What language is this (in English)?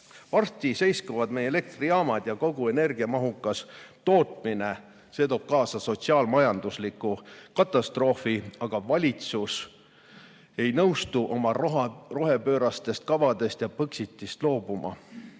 Estonian